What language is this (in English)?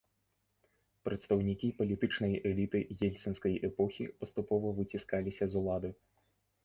Belarusian